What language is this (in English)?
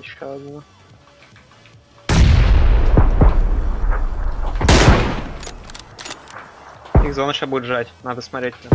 Russian